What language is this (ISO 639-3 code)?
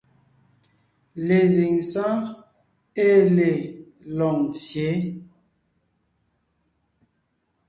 nnh